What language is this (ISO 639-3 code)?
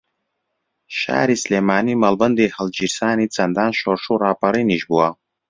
ckb